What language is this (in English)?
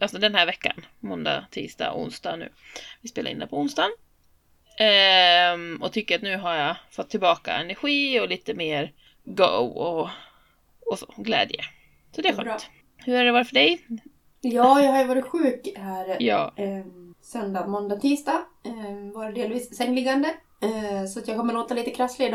Swedish